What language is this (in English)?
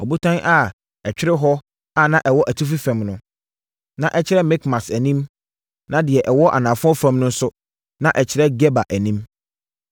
Akan